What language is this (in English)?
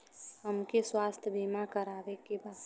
Bhojpuri